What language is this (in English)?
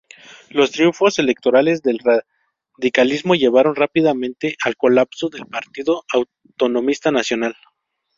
Spanish